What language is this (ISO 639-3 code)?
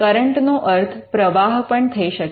guj